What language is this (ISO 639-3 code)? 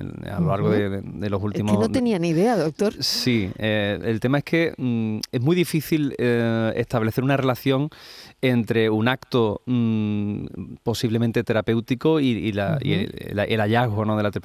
spa